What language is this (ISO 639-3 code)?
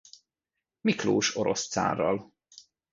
hun